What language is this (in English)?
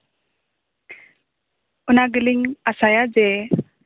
Santali